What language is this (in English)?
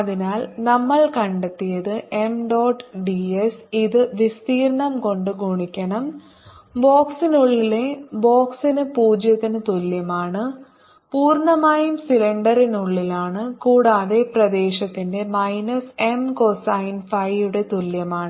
Malayalam